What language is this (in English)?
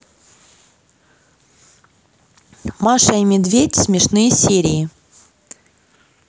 Russian